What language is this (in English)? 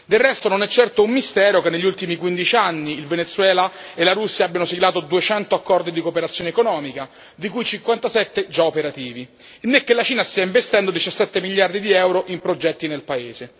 Italian